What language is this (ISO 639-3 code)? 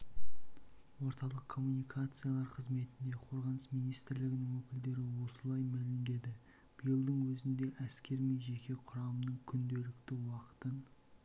kaz